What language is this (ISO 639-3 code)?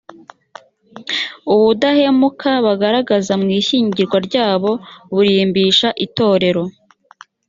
kin